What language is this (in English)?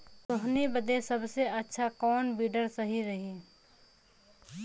Bhojpuri